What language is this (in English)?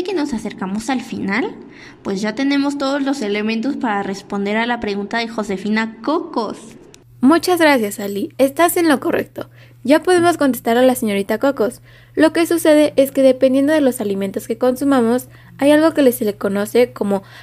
Spanish